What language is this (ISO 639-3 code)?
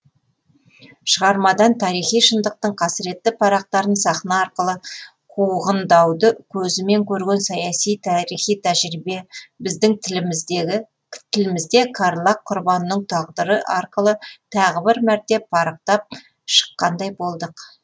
kaz